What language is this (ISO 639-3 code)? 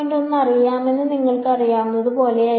mal